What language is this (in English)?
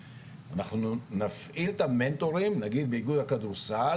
Hebrew